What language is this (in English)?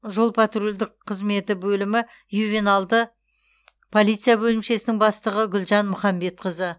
Kazakh